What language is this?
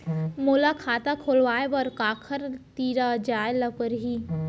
Chhattisgarhi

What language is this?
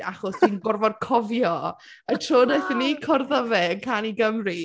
Welsh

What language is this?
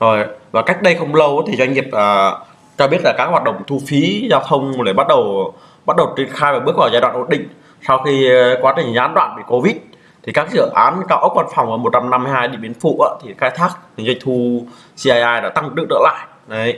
Vietnamese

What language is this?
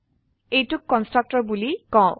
Assamese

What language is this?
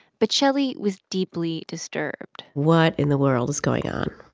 English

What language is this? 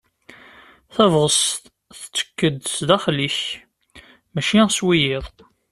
Kabyle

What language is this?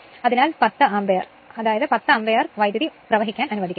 Malayalam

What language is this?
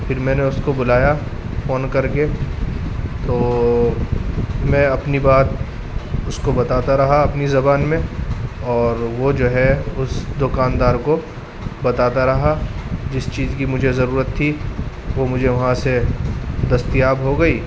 Urdu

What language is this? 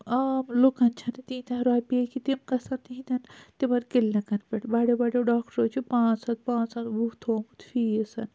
Kashmiri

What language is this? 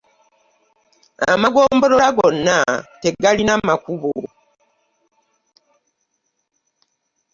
Ganda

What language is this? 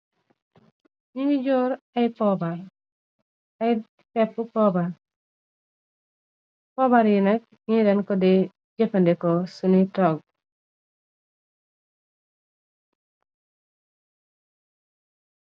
Wolof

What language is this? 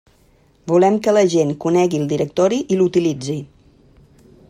Catalan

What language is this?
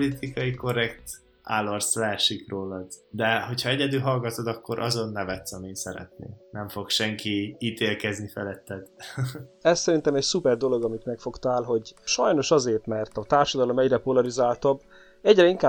Hungarian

